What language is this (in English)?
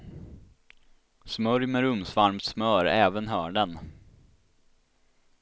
Swedish